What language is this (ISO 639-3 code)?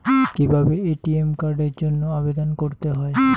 ben